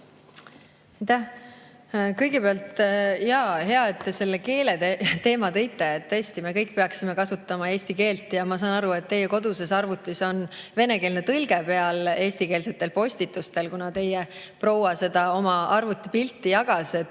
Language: Estonian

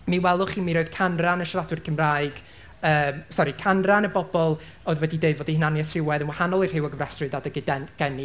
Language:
Welsh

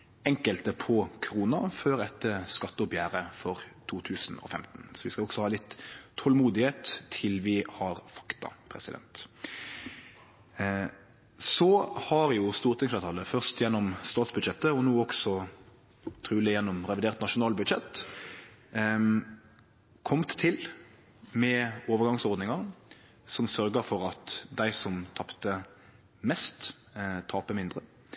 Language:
Norwegian Nynorsk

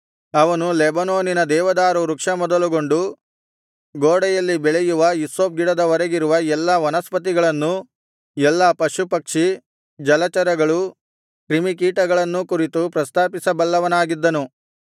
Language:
Kannada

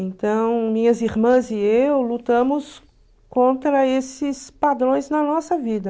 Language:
Portuguese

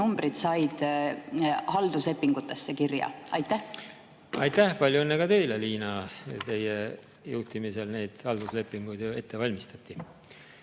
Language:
Estonian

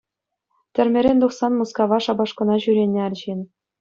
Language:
Chuvash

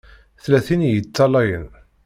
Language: Kabyle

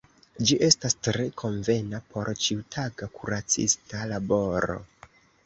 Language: Esperanto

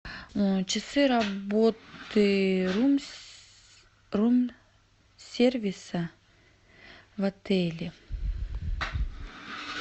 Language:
Russian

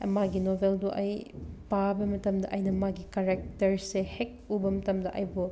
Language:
Manipuri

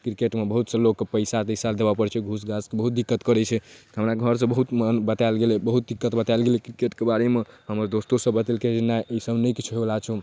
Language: Maithili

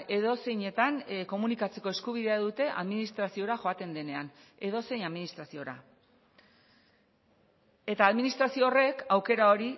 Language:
Basque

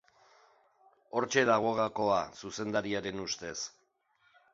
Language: Basque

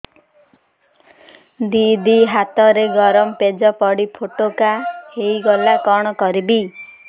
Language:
Odia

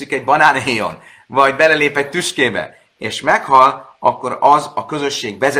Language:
Hungarian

